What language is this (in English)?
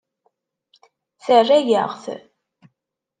Kabyle